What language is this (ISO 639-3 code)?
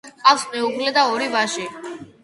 kat